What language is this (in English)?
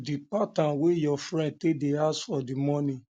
Nigerian Pidgin